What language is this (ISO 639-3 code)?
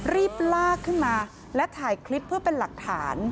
tha